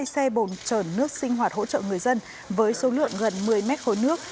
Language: Vietnamese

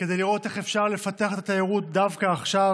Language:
Hebrew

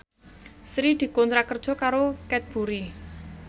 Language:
Javanese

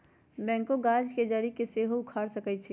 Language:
Magahi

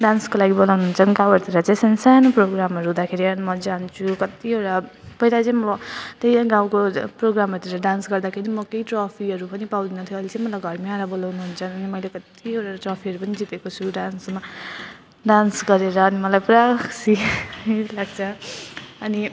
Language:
Nepali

